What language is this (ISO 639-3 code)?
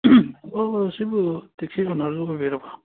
mni